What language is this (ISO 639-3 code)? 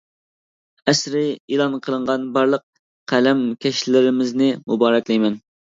uig